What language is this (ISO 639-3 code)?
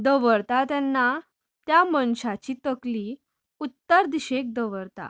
kok